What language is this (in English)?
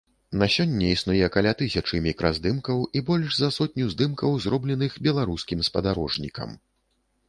Belarusian